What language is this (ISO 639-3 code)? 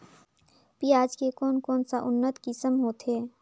hne